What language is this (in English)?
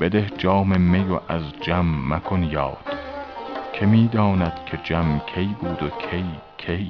Persian